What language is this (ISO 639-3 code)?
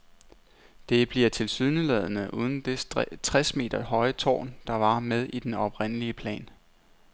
dan